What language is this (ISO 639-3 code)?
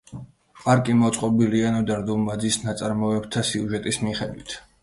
kat